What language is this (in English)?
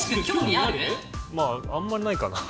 Japanese